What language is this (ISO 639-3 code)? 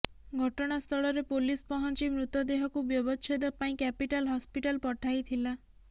ori